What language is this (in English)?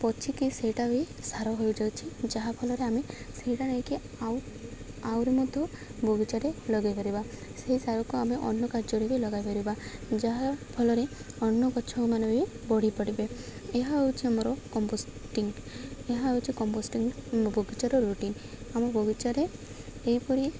Odia